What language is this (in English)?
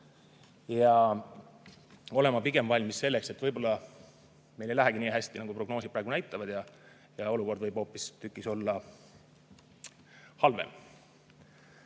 Estonian